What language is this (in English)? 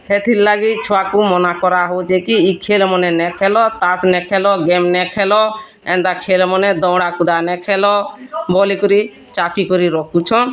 Odia